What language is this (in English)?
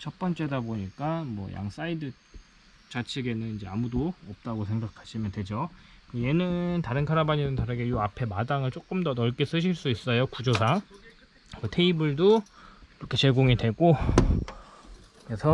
Korean